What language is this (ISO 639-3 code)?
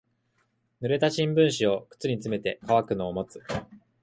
jpn